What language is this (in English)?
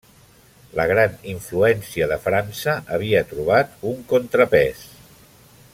Catalan